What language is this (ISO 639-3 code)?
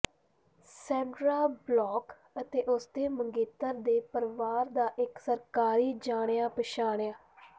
pan